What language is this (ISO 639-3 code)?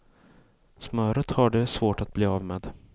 swe